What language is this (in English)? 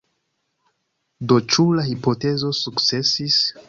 Esperanto